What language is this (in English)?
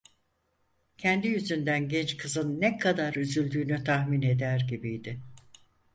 Turkish